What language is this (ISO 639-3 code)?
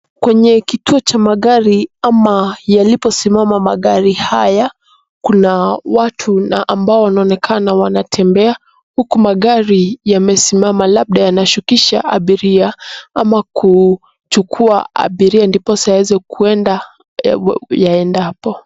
swa